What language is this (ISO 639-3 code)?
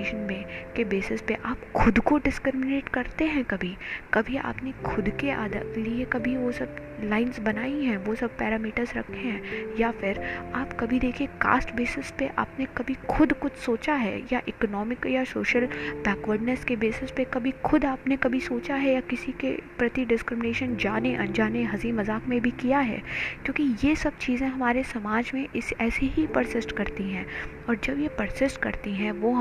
hin